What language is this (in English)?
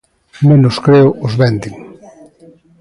Galician